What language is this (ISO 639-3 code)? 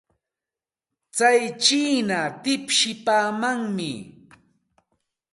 qxt